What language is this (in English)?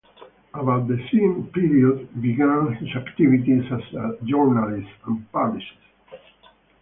English